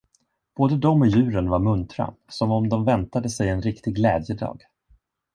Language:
Swedish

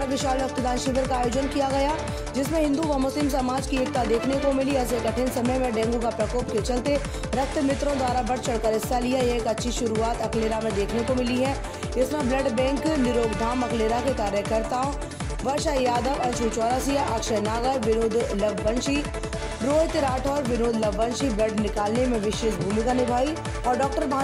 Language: Hindi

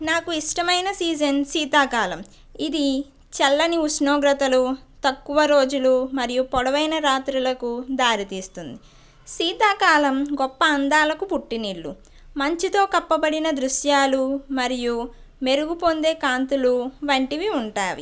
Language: Telugu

